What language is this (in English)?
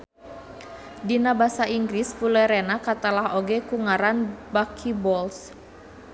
Sundanese